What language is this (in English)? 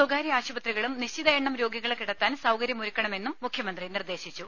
Malayalam